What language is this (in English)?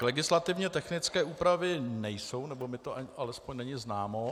Czech